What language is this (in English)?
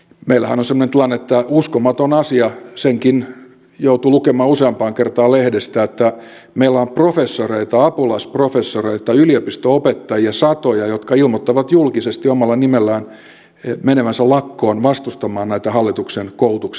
Finnish